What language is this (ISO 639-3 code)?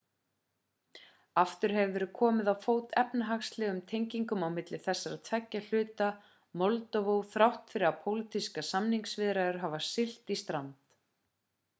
isl